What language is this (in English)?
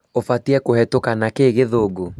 Kikuyu